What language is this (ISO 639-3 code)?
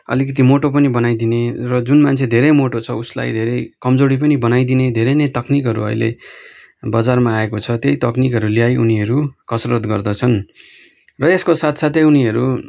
nep